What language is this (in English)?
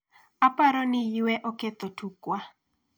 Luo (Kenya and Tanzania)